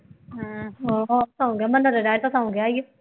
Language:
Punjabi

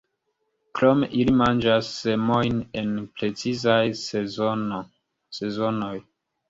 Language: Esperanto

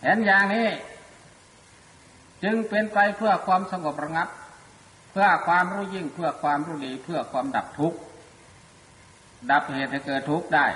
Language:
Thai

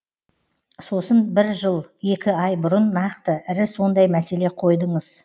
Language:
Kazakh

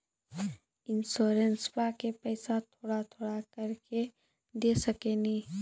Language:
Maithili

